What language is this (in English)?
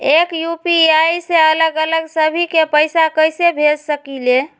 Magahi